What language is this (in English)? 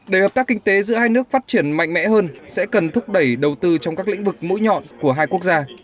Vietnamese